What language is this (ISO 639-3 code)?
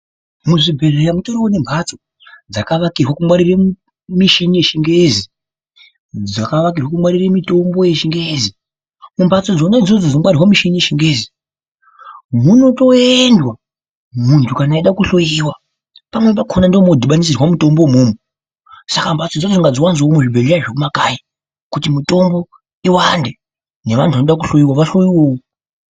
ndc